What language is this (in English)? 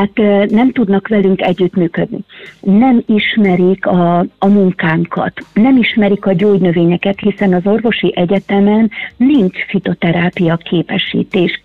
Hungarian